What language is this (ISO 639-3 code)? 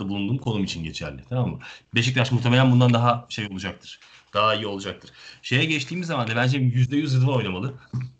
tur